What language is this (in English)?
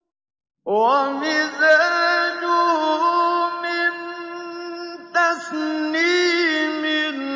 Arabic